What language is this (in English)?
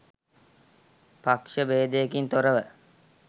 Sinhala